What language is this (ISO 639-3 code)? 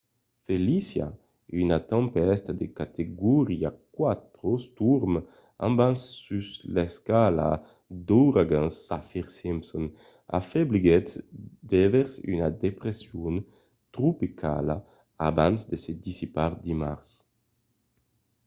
oci